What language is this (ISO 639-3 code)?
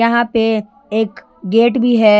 hin